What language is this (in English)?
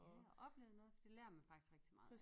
Danish